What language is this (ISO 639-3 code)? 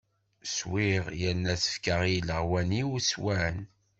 kab